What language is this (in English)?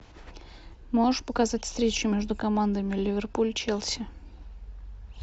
Russian